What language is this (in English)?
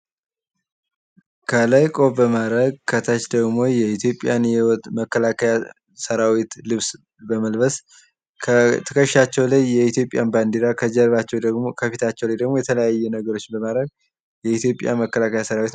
Amharic